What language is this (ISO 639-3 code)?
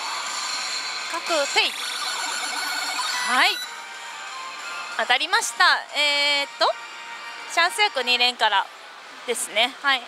jpn